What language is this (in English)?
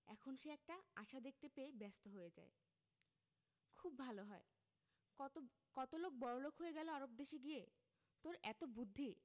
Bangla